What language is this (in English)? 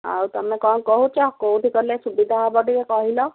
Odia